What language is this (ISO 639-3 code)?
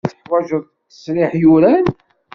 kab